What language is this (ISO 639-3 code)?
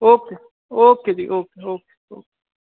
pan